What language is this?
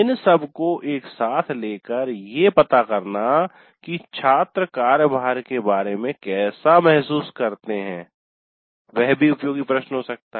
Hindi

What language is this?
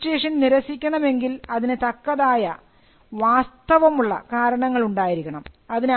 Malayalam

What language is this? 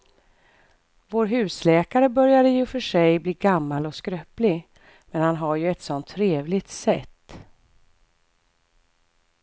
Swedish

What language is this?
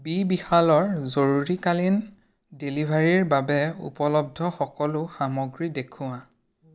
Assamese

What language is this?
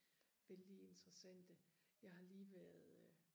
Danish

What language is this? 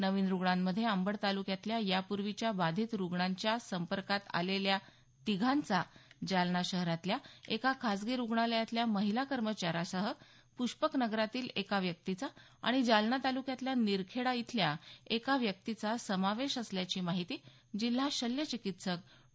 Marathi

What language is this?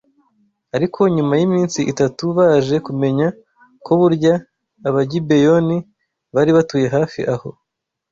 Kinyarwanda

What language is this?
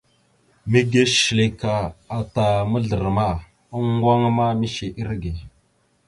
Mada (Cameroon)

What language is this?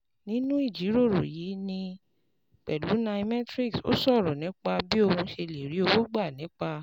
Yoruba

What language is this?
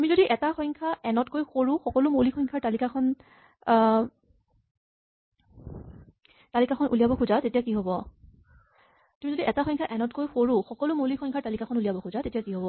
Assamese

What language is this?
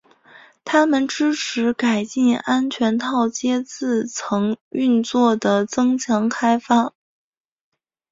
Chinese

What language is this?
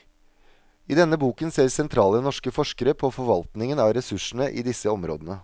Norwegian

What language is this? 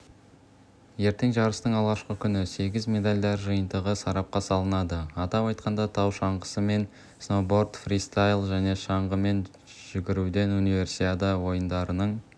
Kazakh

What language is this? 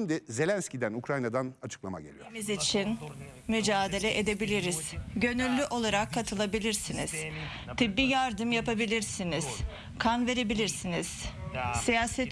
Turkish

